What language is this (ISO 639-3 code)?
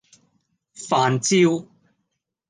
yue